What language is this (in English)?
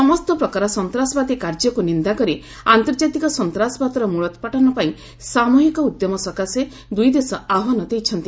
Odia